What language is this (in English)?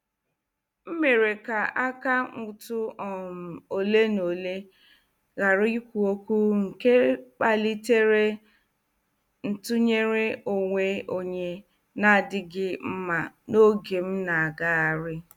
Igbo